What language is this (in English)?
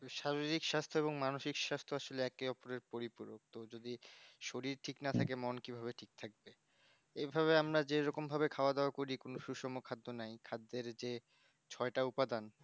Bangla